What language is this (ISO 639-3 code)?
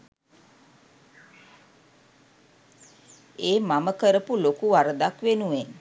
sin